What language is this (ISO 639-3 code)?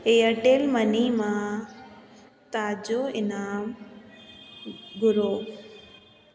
snd